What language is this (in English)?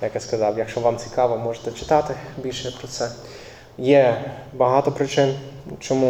Ukrainian